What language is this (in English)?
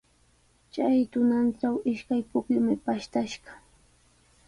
Sihuas Ancash Quechua